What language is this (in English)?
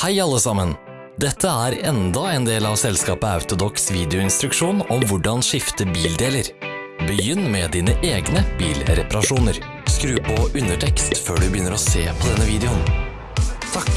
Norwegian